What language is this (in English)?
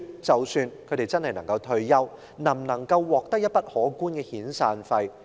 Cantonese